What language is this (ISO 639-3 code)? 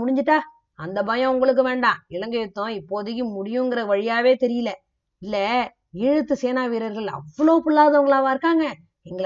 tam